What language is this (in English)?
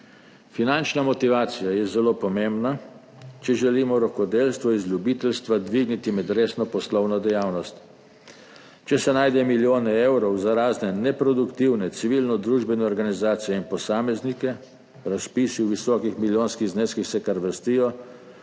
Slovenian